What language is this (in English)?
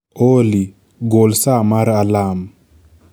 Luo (Kenya and Tanzania)